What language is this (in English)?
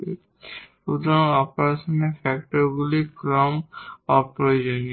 Bangla